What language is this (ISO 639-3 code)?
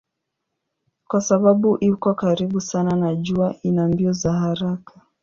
swa